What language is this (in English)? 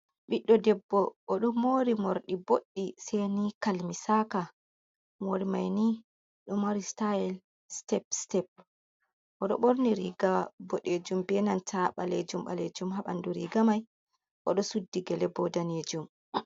Fula